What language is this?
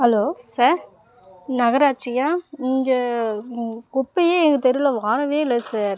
Tamil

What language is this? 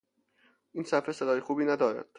Persian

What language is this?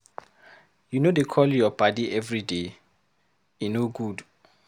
Nigerian Pidgin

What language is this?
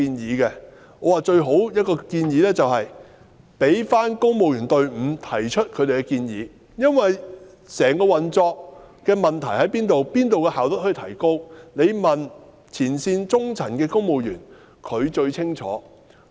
Cantonese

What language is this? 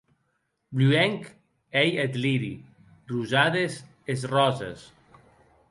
Occitan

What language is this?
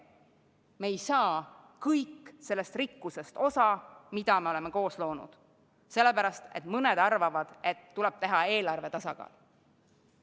Estonian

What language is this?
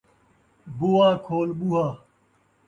Saraiki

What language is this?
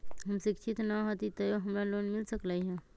Magahi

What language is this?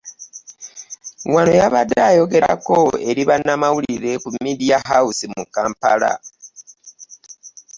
Ganda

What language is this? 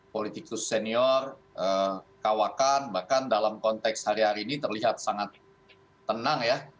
Indonesian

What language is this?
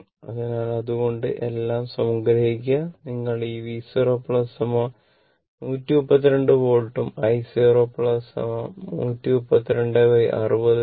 Malayalam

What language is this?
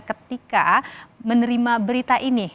Indonesian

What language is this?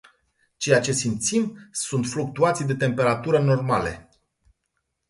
Romanian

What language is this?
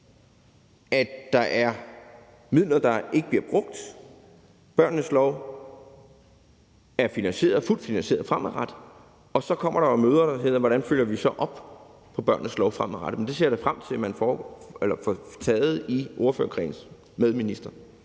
Danish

